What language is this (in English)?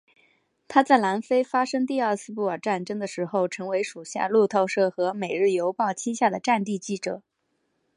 Chinese